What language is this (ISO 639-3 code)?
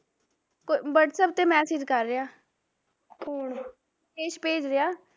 pan